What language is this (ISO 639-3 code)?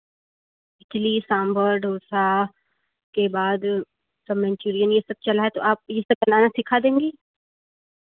hin